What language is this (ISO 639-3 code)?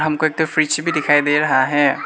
hin